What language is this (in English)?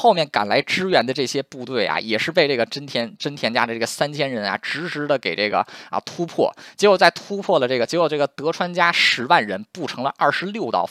Chinese